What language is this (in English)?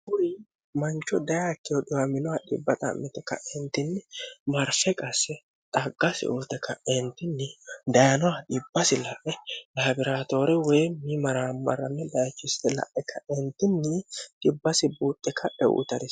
Sidamo